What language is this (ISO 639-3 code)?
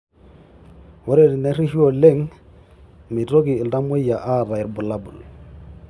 mas